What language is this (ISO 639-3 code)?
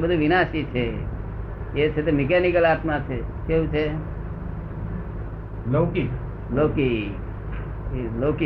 guj